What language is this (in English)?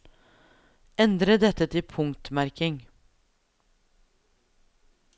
Norwegian